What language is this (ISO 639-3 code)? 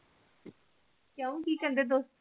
pan